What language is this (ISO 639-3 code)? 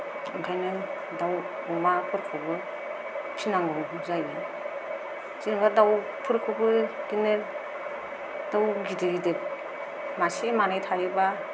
brx